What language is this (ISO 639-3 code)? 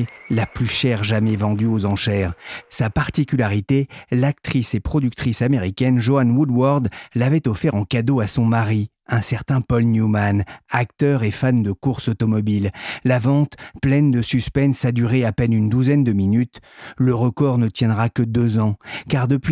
fra